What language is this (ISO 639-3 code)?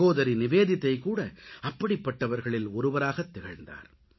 tam